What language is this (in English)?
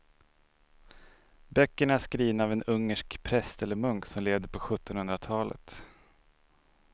Swedish